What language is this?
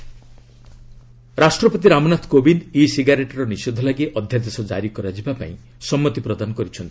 Odia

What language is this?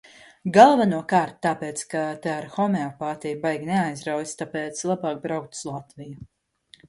Latvian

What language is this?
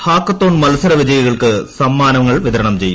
Malayalam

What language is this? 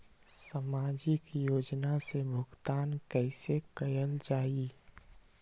Magahi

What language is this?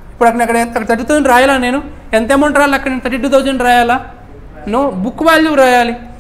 Telugu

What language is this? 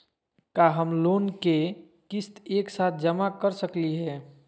Magahi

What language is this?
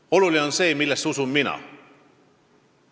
Estonian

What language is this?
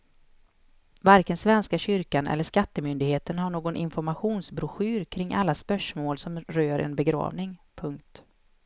Swedish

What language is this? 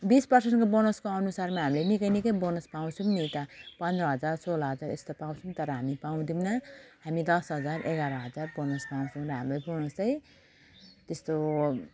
Nepali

